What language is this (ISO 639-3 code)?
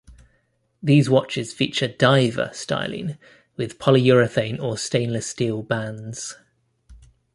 eng